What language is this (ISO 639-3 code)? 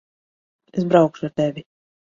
lav